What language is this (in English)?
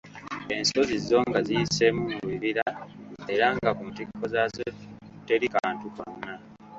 Ganda